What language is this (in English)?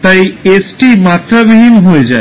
Bangla